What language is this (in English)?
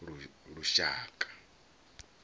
Venda